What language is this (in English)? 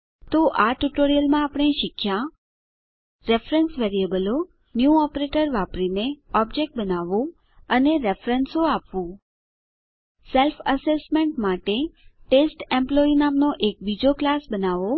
Gujarati